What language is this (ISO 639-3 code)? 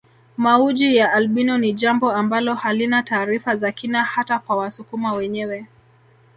swa